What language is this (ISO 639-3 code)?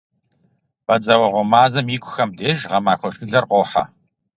kbd